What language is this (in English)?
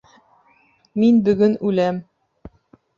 Bashkir